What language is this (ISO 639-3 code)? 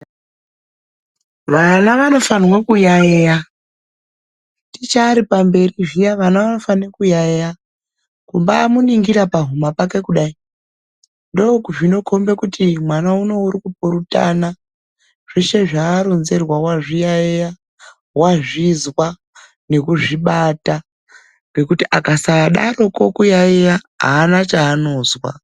ndc